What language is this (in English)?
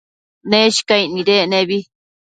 Matsés